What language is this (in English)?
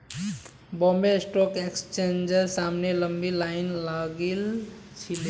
Magahi